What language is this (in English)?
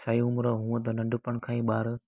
Sindhi